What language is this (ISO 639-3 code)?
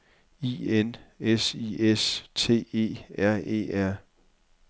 dan